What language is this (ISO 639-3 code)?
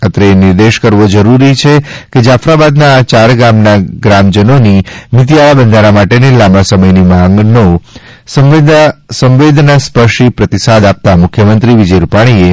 guj